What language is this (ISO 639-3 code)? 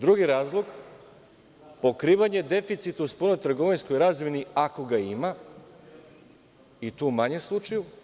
srp